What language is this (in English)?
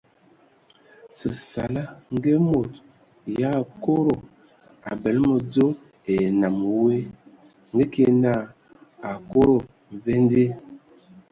Ewondo